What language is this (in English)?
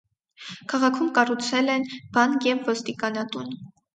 Armenian